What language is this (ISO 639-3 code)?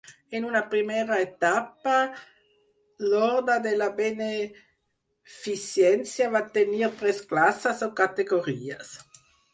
cat